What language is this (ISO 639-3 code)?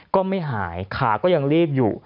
tha